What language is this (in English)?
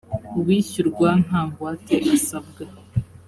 Kinyarwanda